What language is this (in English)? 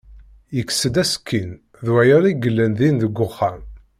Kabyle